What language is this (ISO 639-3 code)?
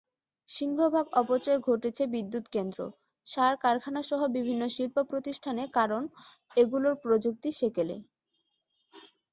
ben